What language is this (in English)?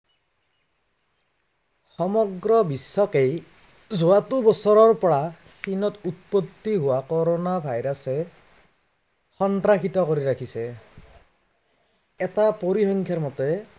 Assamese